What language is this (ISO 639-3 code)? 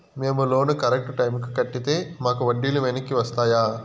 tel